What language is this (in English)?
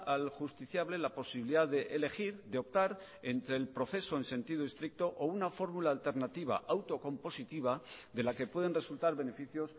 Spanish